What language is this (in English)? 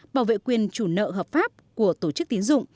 Vietnamese